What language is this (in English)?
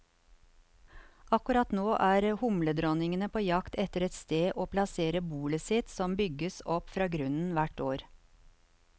Norwegian